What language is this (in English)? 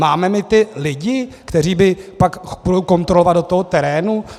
Czech